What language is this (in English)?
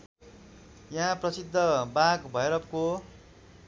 Nepali